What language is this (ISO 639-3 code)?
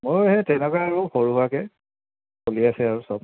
asm